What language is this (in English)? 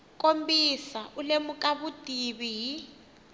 Tsonga